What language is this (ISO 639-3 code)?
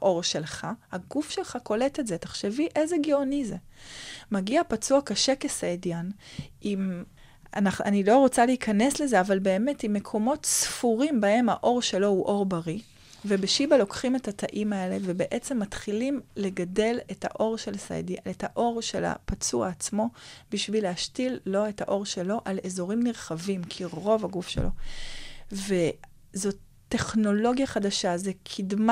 heb